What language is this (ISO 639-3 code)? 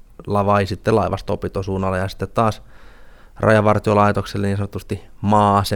fin